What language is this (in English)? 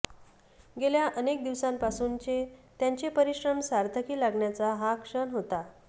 Marathi